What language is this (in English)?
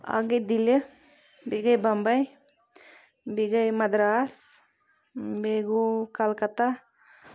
Kashmiri